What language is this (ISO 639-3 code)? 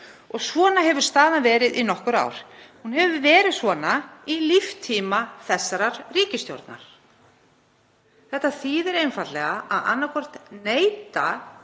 isl